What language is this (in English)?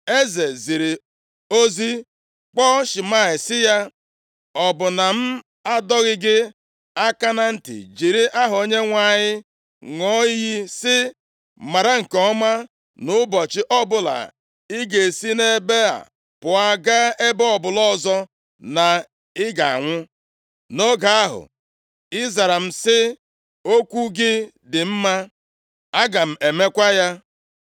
Igbo